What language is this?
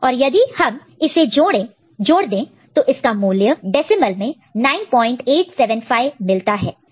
Hindi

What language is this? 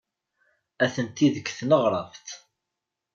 Kabyle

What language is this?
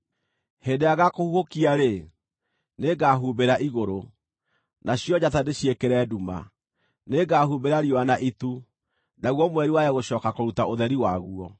Kikuyu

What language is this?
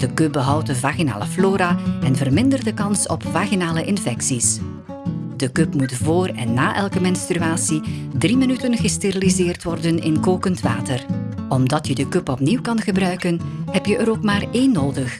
Dutch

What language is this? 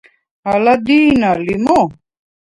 Svan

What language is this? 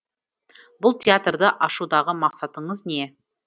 Kazakh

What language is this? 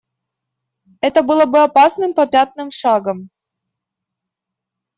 Russian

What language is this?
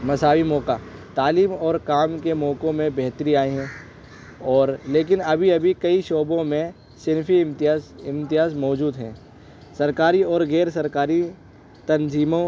Urdu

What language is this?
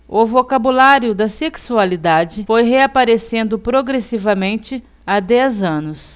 Portuguese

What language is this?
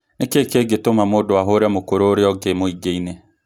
Kikuyu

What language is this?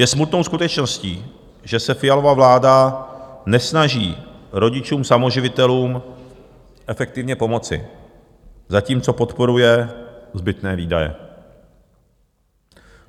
Czech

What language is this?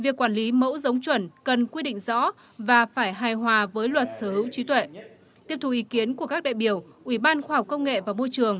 Vietnamese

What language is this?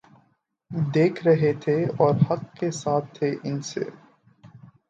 Urdu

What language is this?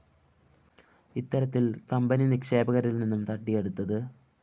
Malayalam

